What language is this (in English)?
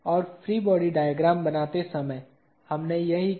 Hindi